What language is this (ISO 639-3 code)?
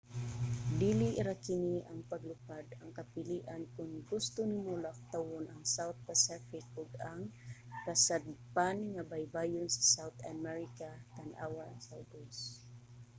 ceb